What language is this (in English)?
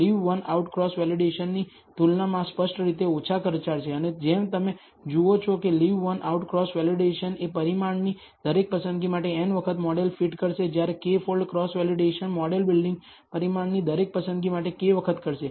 Gujarati